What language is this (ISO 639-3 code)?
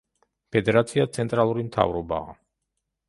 kat